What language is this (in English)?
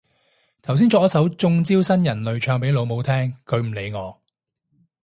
Cantonese